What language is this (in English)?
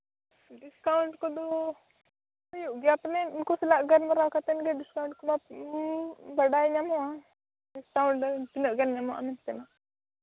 Santali